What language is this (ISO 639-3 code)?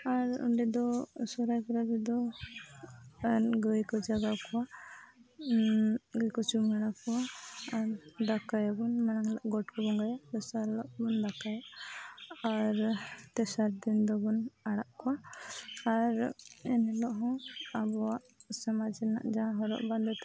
sat